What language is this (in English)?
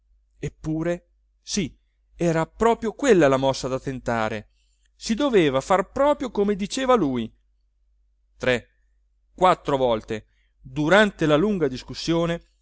Italian